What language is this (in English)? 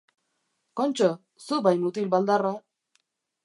Basque